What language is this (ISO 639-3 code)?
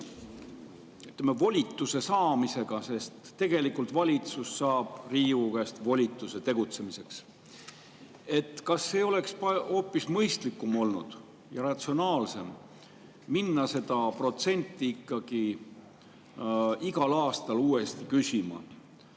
est